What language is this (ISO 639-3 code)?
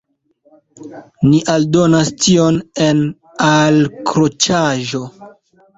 epo